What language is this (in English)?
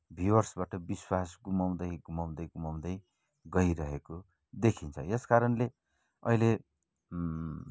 Nepali